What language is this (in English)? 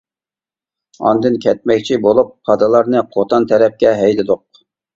Uyghur